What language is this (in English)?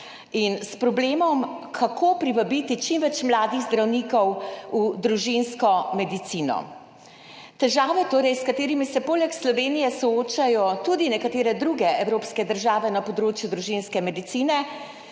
Slovenian